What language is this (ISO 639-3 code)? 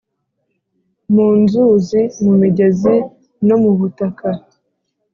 kin